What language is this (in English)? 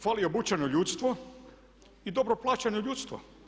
Croatian